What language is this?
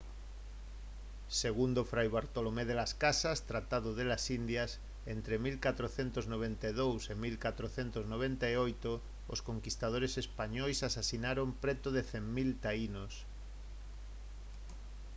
Galician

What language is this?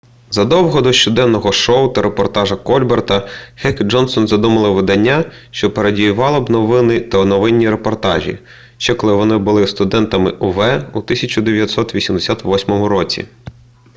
Ukrainian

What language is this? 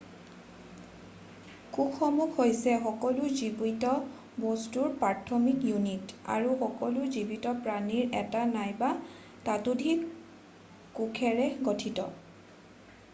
Assamese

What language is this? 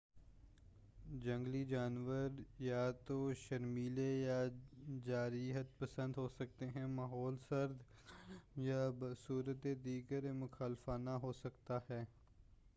Urdu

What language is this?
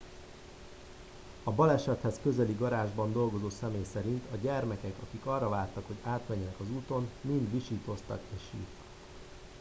Hungarian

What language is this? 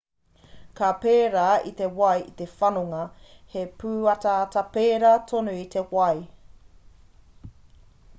Māori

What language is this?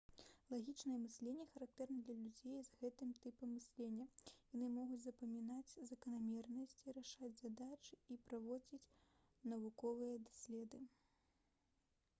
Belarusian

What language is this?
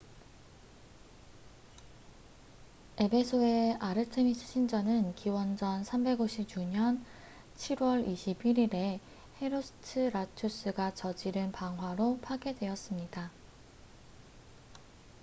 Korean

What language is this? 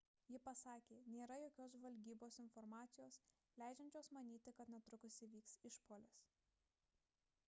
Lithuanian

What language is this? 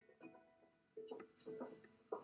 Welsh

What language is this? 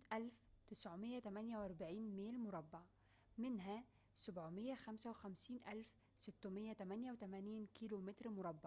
Arabic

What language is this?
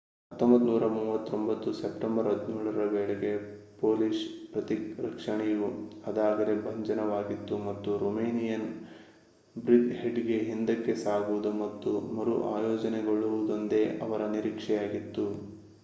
Kannada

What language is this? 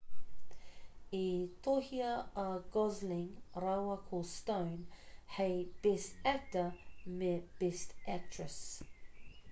Māori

